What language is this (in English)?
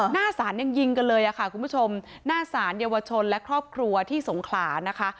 Thai